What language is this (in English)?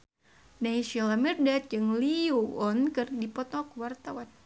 Sundanese